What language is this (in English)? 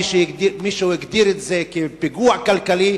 Hebrew